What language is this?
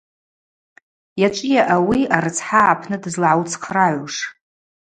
Abaza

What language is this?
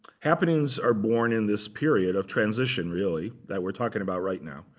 English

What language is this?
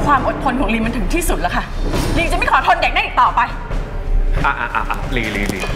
Thai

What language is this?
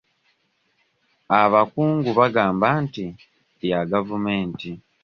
Ganda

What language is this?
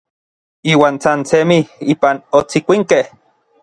Orizaba Nahuatl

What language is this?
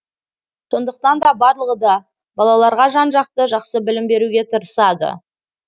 Kazakh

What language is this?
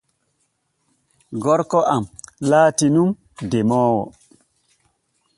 Borgu Fulfulde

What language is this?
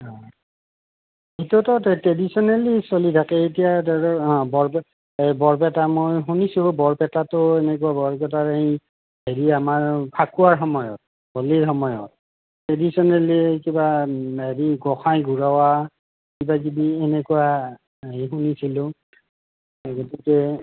Assamese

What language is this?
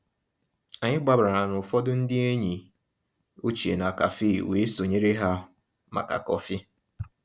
Igbo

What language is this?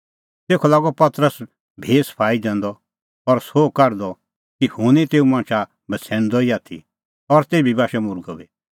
Kullu Pahari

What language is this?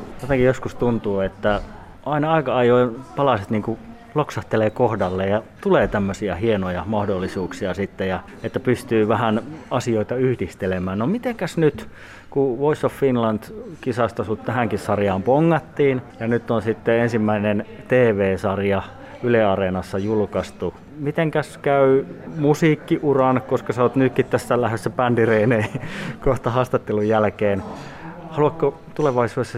Finnish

